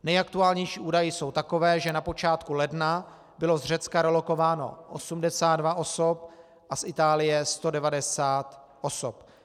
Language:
Czech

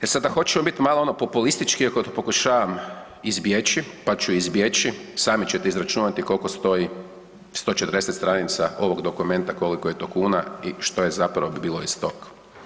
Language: Croatian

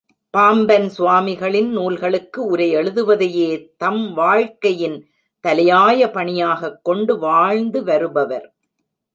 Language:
Tamil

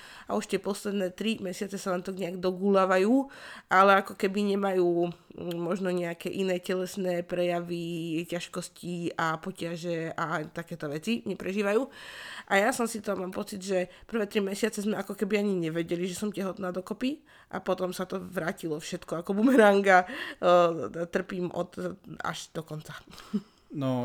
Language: Slovak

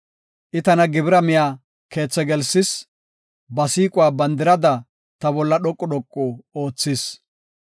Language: Gofa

